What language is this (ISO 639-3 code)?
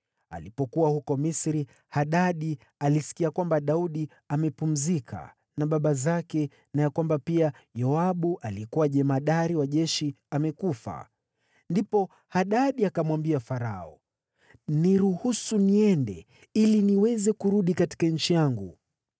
swa